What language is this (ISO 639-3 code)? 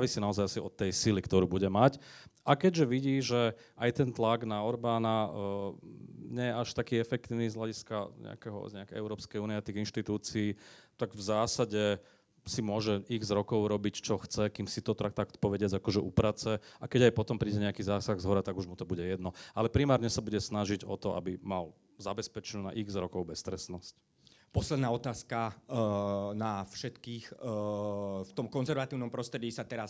slk